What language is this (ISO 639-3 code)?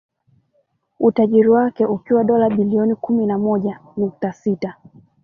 swa